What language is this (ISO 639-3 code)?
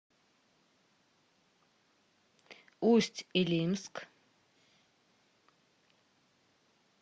rus